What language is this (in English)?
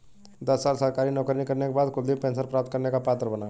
Hindi